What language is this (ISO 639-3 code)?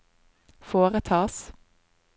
nor